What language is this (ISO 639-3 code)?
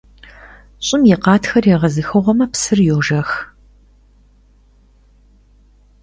kbd